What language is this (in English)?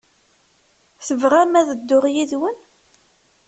Kabyle